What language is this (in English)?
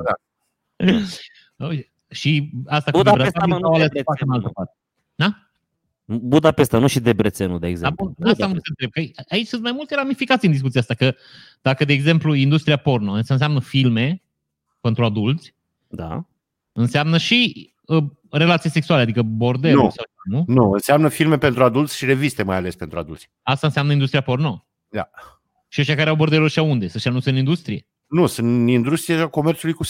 Romanian